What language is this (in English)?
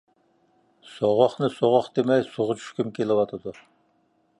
Uyghur